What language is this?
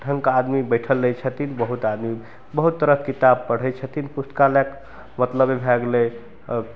Maithili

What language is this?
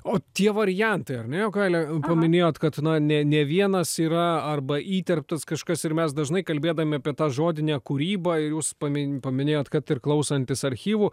Lithuanian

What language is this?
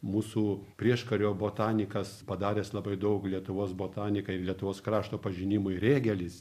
Lithuanian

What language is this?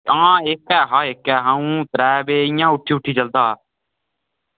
Dogri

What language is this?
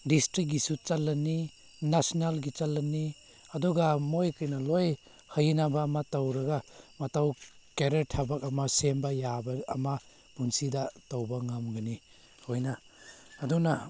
Manipuri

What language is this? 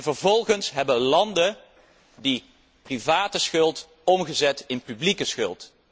Dutch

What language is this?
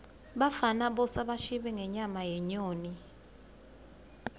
Swati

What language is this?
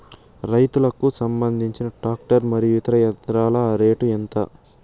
Telugu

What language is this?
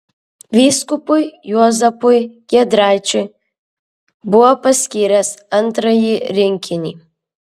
Lithuanian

